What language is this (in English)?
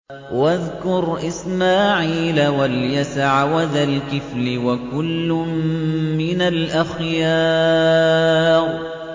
Arabic